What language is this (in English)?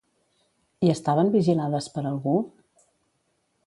Catalan